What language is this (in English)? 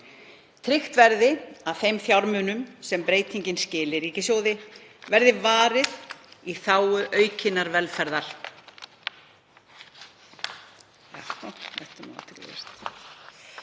Icelandic